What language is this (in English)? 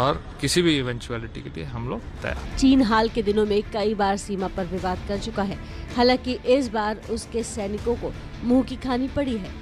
Hindi